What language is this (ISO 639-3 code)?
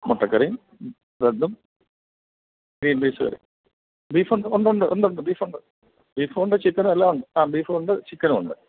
mal